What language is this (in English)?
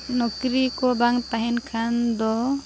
Santali